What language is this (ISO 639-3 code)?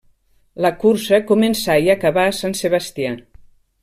cat